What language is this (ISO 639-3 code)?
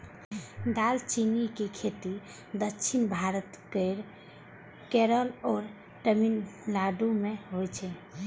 mai